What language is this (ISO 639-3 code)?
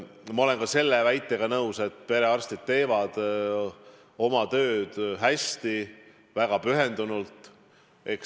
est